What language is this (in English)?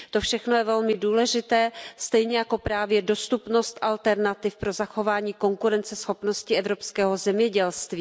Czech